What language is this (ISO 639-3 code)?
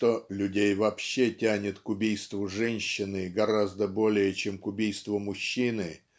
rus